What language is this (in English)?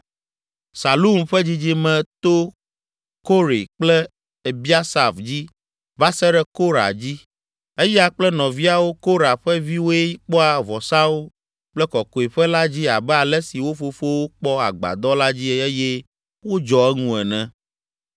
Ewe